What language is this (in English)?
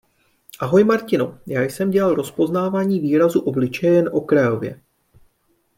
Czech